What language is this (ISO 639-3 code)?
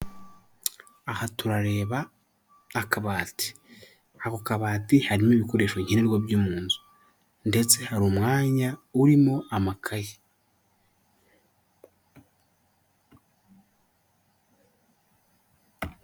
kin